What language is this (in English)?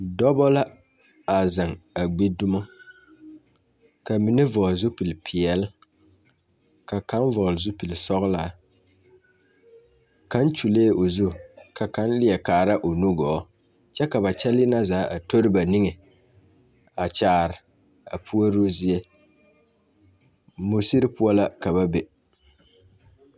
Southern Dagaare